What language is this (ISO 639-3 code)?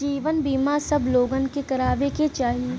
bho